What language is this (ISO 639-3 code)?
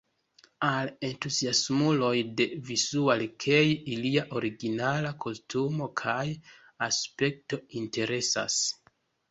epo